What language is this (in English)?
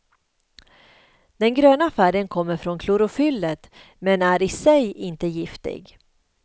Swedish